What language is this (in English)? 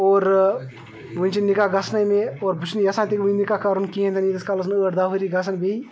Kashmiri